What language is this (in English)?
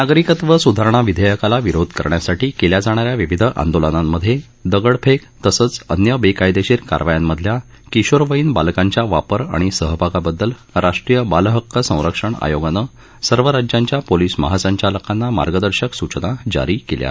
Marathi